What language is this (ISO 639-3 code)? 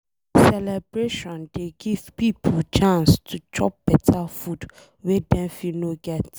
pcm